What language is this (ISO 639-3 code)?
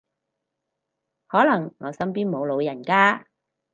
yue